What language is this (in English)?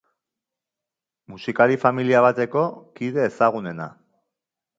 Basque